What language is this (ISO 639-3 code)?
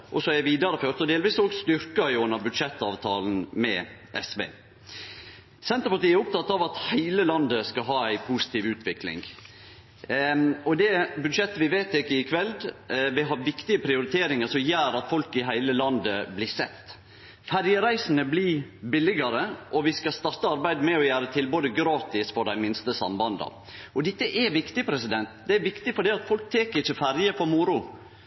nno